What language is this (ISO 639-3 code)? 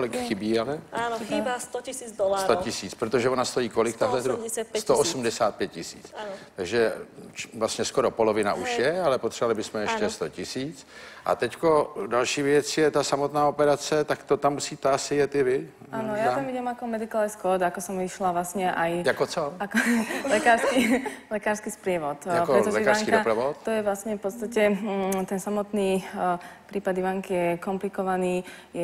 ces